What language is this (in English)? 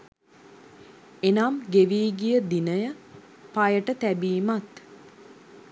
Sinhala